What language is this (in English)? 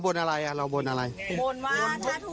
Thai